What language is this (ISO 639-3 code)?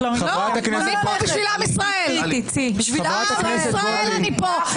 heb